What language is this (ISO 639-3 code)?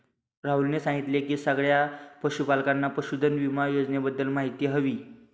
mar